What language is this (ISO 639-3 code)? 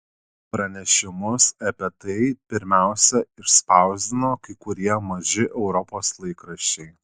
lit